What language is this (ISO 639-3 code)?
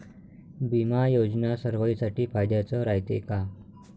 mar